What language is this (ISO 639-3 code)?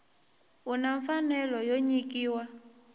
tso